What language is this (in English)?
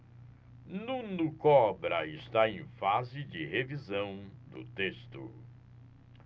Portuguese